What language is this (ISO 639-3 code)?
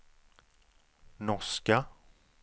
swe